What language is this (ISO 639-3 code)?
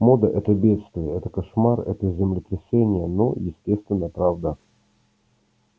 rus